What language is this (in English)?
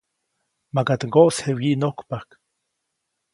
Copainalá Zoque